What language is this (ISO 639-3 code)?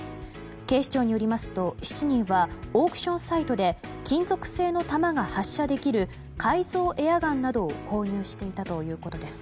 jpn